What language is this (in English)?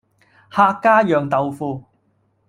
Cantonese